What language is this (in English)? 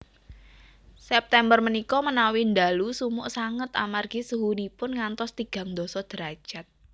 Javanese